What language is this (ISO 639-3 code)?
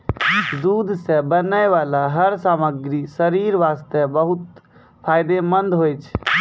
mai